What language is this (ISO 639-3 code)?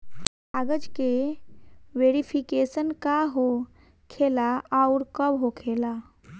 bho